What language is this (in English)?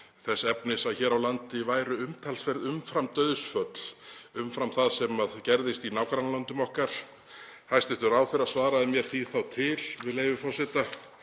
Icelandic